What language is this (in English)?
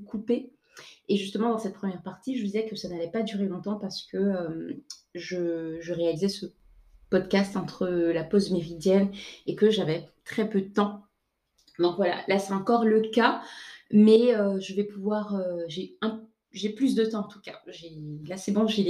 French